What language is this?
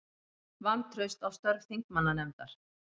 Icelandic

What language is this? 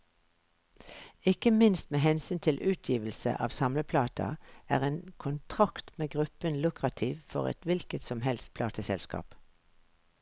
Norwegian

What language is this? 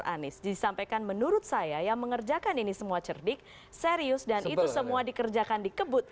Indonesian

